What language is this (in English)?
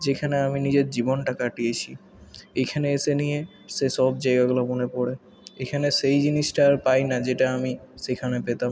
Bangla